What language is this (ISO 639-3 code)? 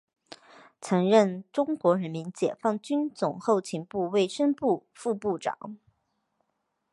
zho